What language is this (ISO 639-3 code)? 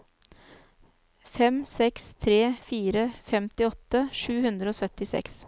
nor